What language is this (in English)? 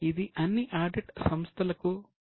Telugu